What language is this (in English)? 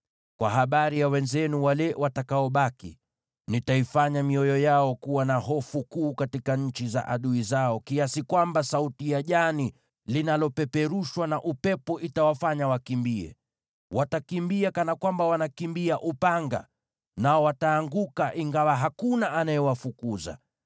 Swahili